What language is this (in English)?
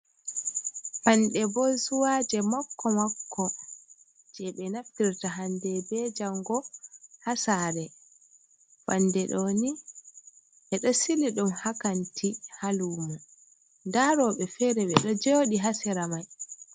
Fula